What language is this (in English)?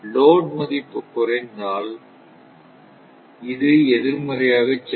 Tamil